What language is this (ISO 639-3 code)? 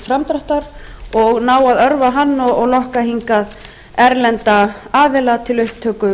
isl